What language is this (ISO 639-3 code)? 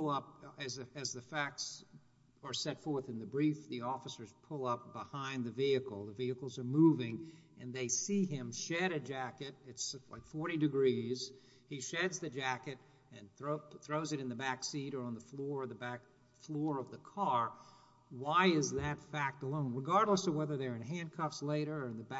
eng